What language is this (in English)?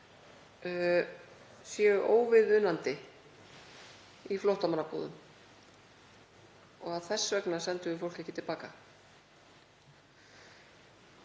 Icelandic